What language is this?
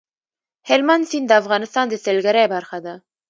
Pashto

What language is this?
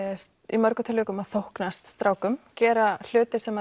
Icelandic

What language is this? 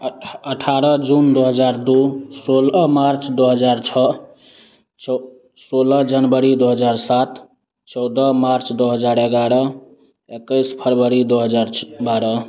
Hindi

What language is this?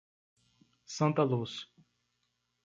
Portuguese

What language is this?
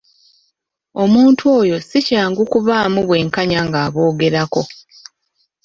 Ganda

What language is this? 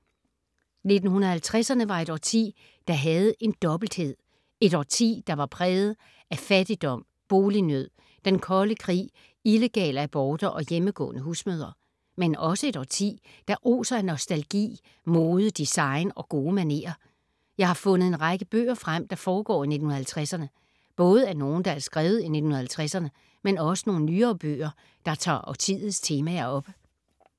Danish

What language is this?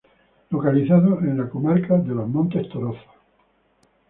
Spanish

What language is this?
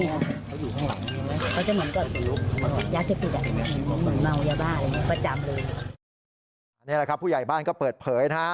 Thai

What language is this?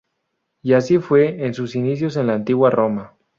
Spanish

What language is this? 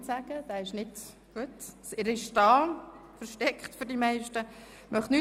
Swiss German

